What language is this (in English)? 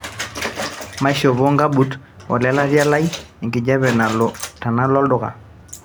Masai